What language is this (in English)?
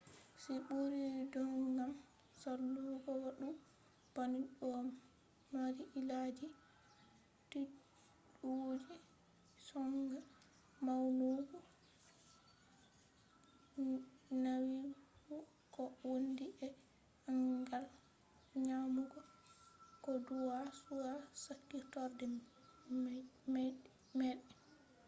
Fula